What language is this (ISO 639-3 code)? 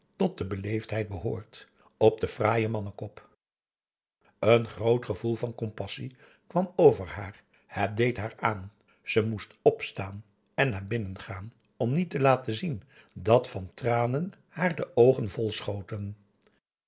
nld